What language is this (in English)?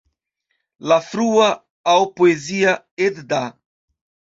Esperanto